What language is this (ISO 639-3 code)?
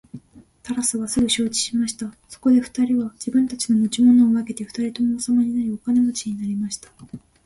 jpn